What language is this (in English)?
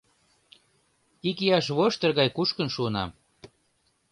Mari